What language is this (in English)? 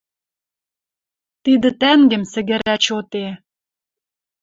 Western Mari